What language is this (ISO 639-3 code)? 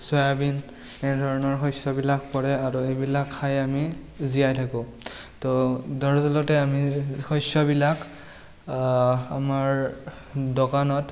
asm